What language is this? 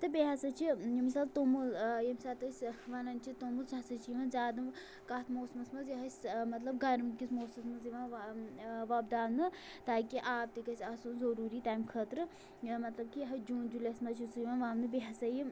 Kashmiri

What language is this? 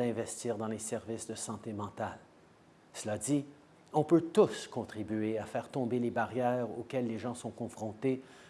French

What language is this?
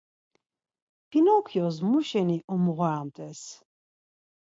Laz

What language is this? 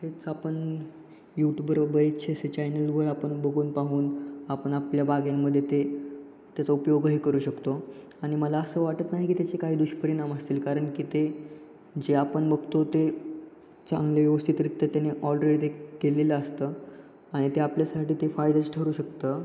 Marathi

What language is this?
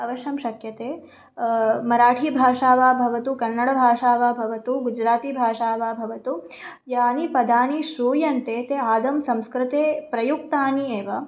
Sanskrit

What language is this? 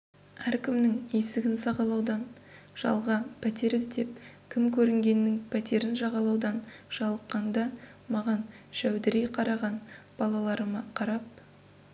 Kazakh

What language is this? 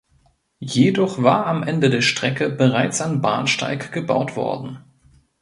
German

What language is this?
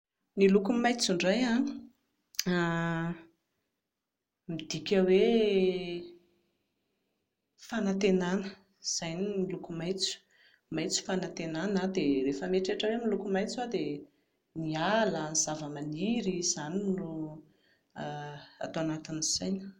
Malagasy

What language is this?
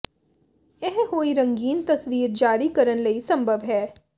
Punjabi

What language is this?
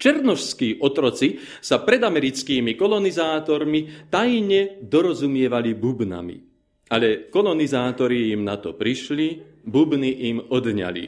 Slovak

